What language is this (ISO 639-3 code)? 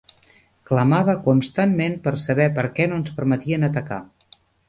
cat